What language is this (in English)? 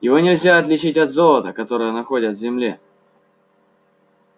Russian